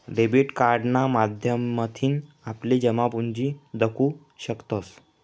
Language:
Marathi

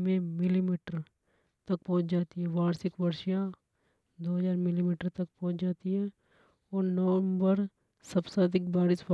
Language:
Hadothi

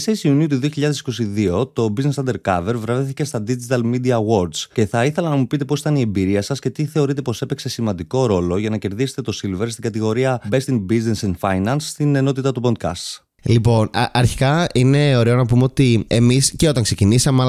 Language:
Greek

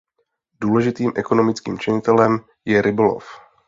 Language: Czech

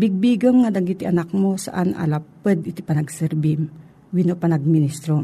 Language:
Filipino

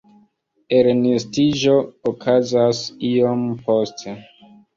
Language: Esperanto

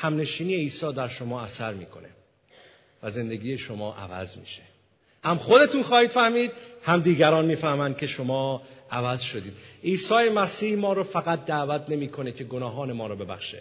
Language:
Persian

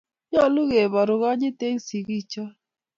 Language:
Kalenjin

